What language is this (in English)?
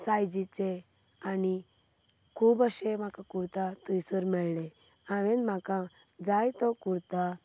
Konkani